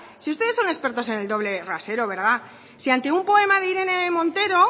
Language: Spanish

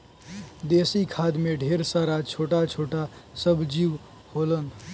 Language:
Bhojpuri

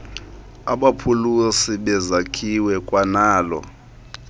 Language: Xhosa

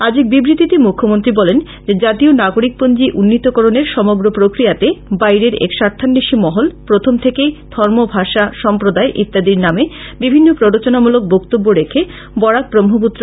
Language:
Bangla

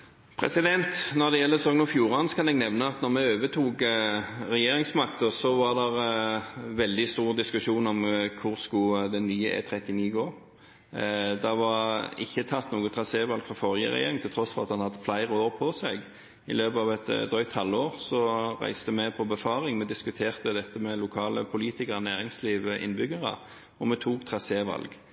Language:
Norwegian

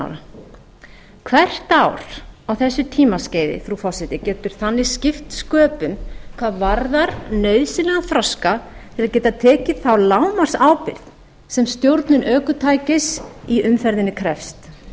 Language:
Icelandic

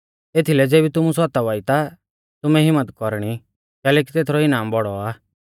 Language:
Mahasu Pahari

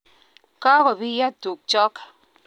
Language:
Kalenjin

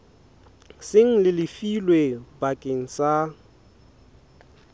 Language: Southern Sotho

